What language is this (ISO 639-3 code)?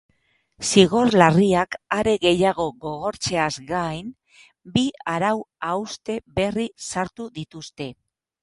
eus